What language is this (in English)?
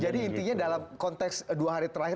Indonesian